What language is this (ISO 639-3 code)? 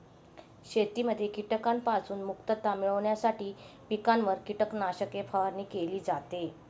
mar